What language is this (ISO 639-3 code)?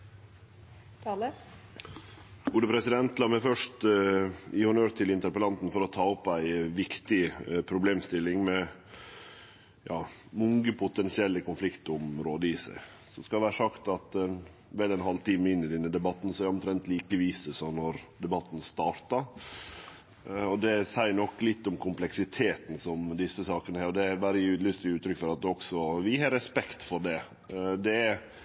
nno